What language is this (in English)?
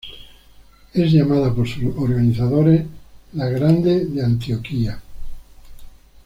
Spanish